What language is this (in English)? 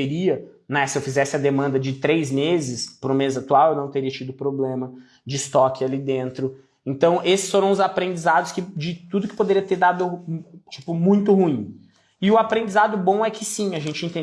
Portuguese